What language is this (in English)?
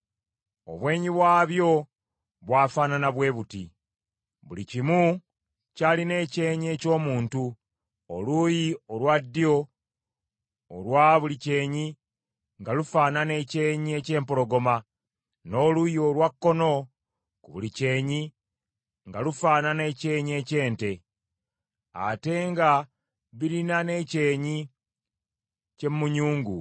Ganda